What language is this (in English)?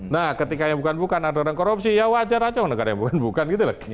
Indonesian